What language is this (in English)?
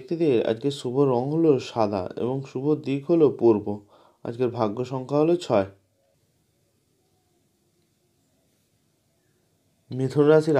Vietnamese